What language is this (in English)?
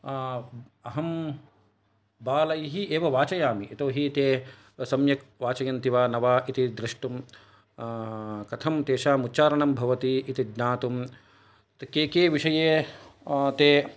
Sanskrit